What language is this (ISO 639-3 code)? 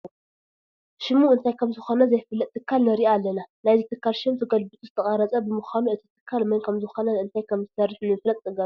tir